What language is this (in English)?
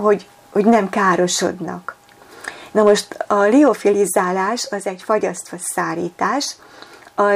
Hungarian